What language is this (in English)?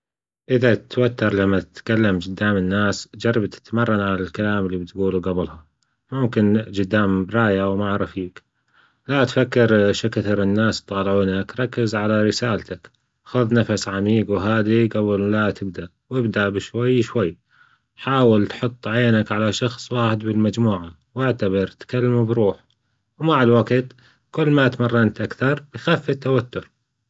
Gulf Arabic